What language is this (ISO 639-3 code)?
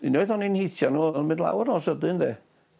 cym